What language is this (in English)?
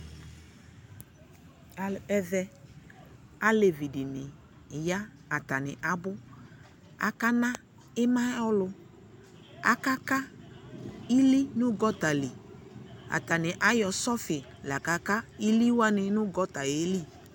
Ikposo